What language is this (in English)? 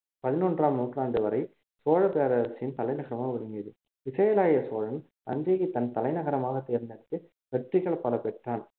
Tamil